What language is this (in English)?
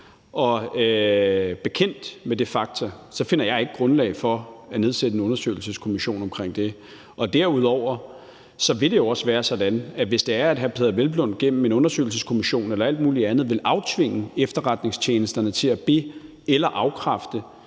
Danish